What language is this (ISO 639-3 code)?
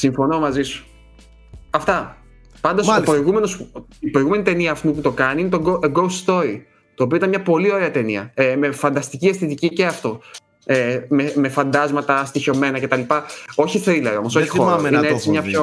ell